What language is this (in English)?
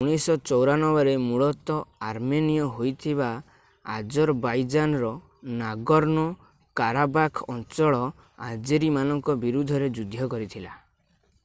Odia